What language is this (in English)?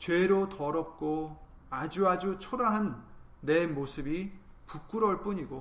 Korean